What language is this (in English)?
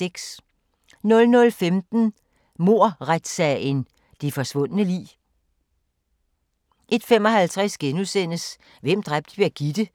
Danish